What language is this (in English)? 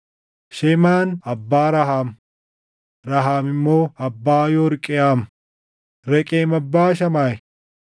Oromo